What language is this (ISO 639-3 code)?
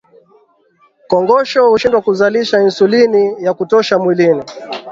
swa